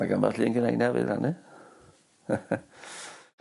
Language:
Welsh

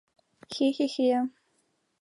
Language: Mari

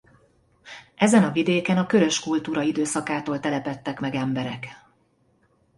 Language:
Hungarian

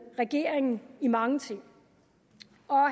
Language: Danish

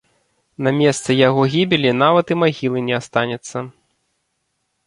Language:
Belarusian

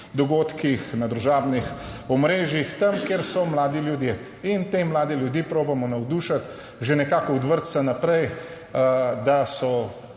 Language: Slovenian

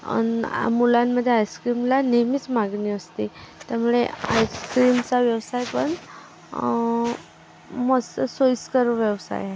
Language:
Marathi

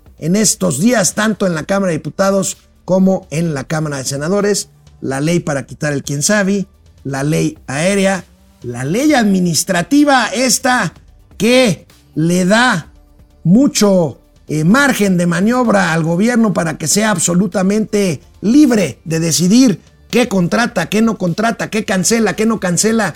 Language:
Spanish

